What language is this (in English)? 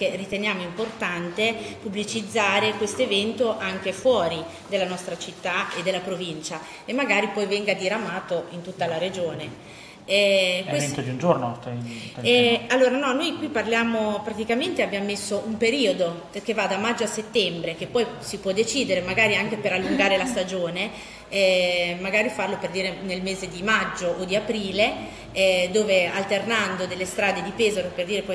Italian